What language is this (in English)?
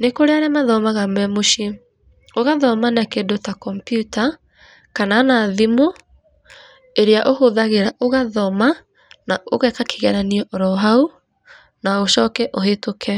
Kikuyu